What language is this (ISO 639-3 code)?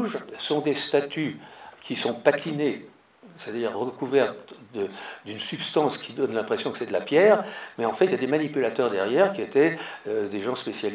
fra